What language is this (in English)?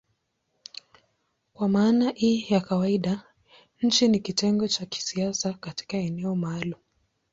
Swahili